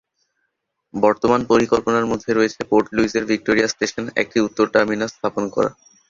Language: Bangla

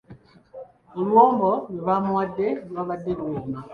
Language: Ganda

